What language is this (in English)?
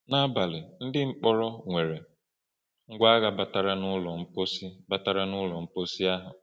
Igbo